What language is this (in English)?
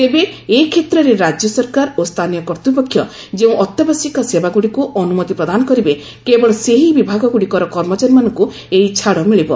Odia